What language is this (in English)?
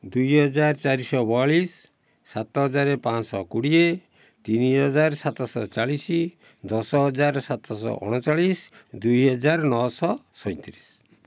Odia